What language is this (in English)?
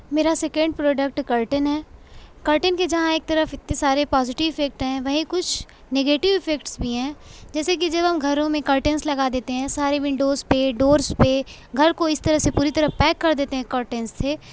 Urdu